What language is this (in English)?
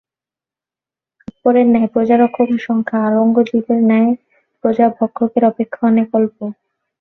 Bangla